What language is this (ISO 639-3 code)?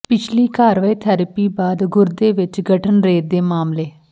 pan